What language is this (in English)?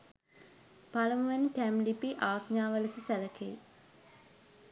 Sinhala